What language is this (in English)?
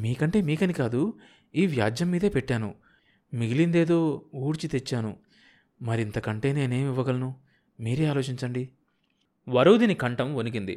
Telugu